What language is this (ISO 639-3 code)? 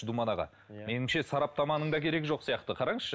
kaz